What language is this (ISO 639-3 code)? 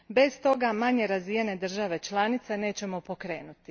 hrv